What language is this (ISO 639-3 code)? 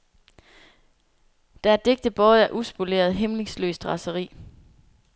dan